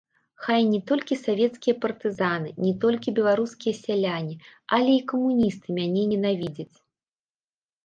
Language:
Belarusian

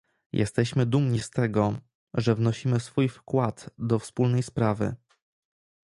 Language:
Polish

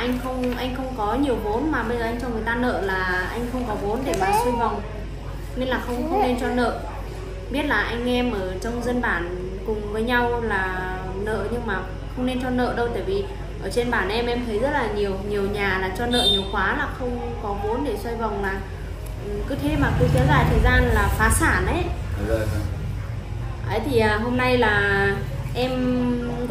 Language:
Vietnamese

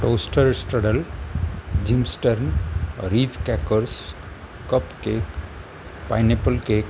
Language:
Marathi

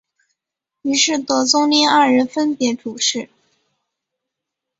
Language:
Chinese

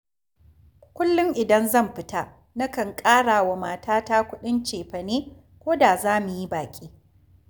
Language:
Hausa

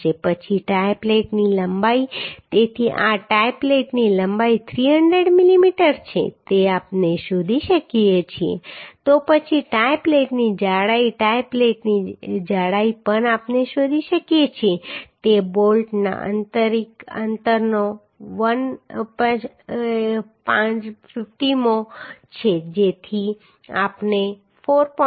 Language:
Gujarati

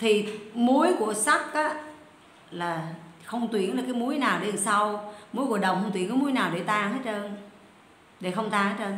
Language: Vietnamese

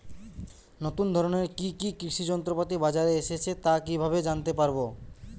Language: Bangla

